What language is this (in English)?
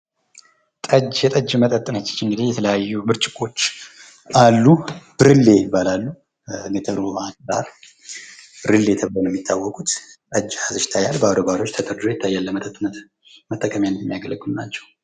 Amharic